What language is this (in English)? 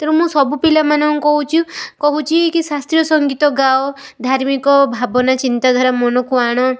Odia